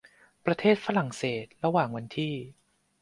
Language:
Thai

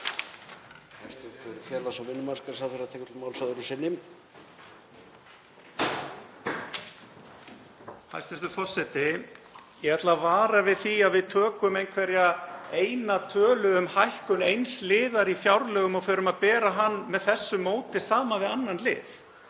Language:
Icelandic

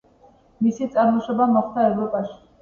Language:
Georgian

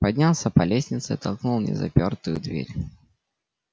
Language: Russian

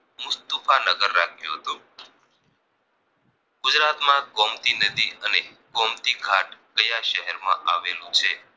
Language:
Gujarati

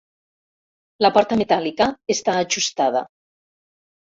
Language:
Catalan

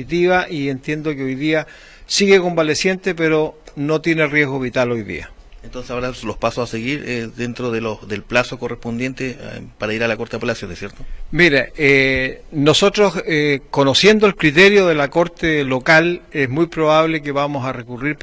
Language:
Spanish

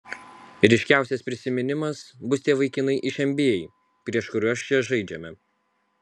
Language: Lithuanian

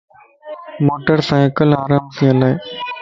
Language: Lasi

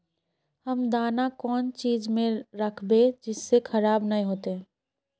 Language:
Magahi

